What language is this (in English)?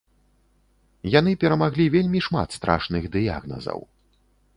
Belarusian